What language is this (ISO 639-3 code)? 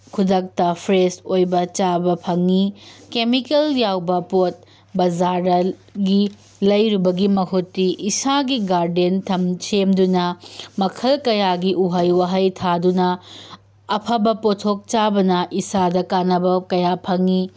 mni